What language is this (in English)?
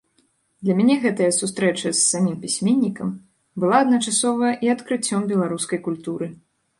Belarusian